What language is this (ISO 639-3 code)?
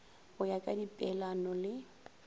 nso